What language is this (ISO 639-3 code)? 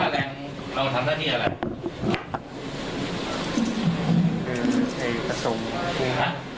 tha